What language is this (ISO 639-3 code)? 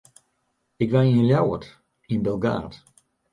fry